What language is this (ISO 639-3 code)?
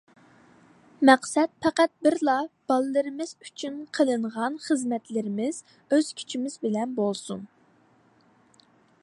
uig